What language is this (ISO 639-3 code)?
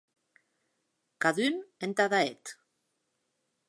oci